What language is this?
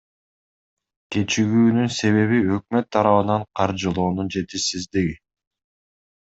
Kyrgyz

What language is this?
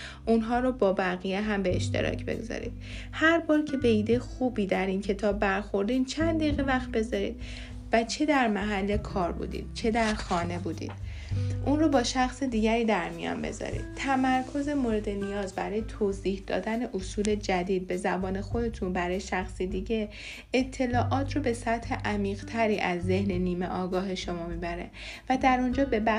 Persian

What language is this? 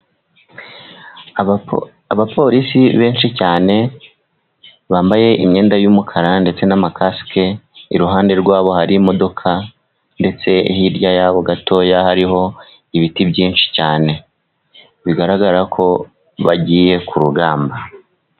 Kinyarwanda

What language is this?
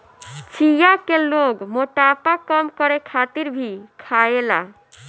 Bhojpuri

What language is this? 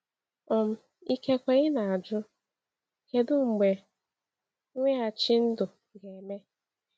Igbo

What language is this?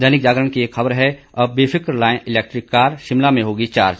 Hindi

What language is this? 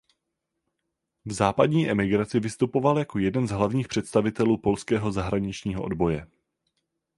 Czech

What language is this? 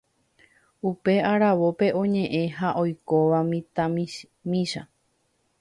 Guarani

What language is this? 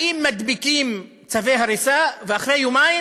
Hebrew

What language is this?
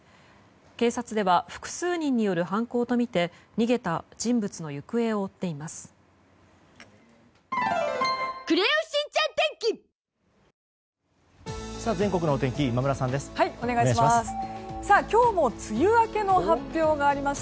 Japanese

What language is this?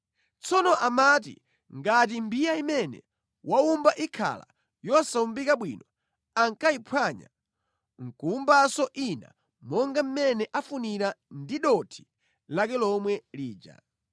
Nyanja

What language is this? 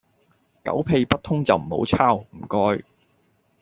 Cantonese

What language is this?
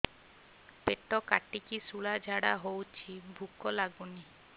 Odia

